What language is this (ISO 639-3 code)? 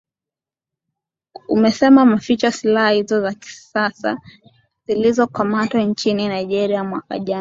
swa